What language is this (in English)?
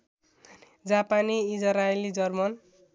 Nepali